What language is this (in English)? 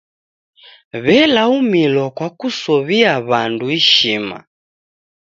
Taita